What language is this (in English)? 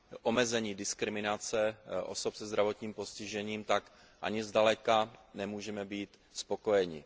Czech